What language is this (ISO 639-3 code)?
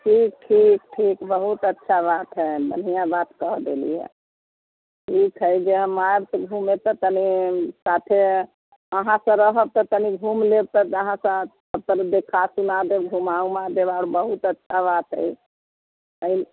mai